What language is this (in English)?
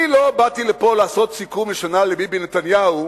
Hebrew